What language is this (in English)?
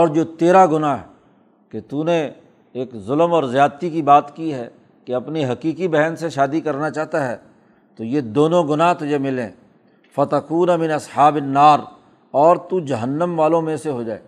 Urdu